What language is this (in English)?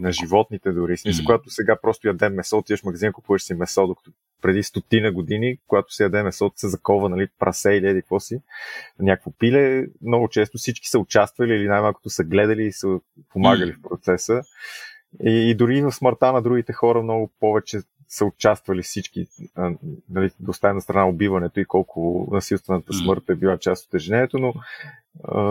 Bulgarian